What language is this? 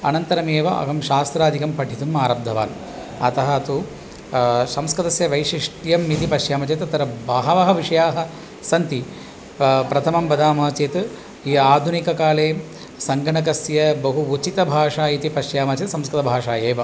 Sanskrit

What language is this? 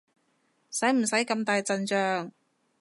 Cantonese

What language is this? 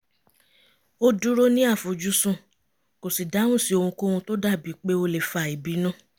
Yoruba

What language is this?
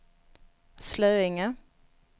Swedish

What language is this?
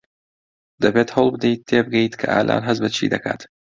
Central Kurdish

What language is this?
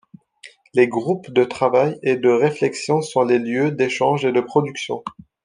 French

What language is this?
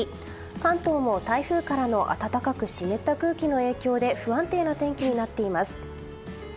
Japanese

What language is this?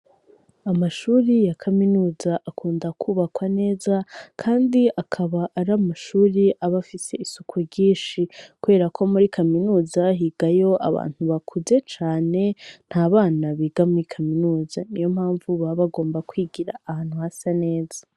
Rundi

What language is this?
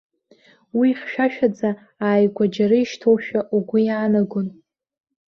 Abkhazian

